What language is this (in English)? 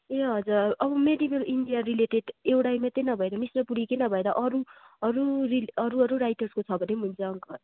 Nepali